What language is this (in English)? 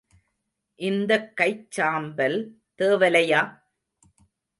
Tamil